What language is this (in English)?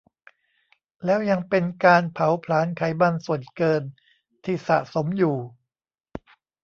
Thai